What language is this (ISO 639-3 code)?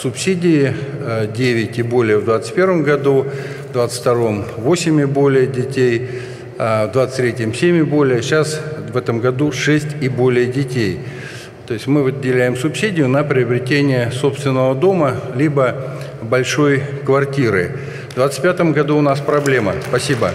rus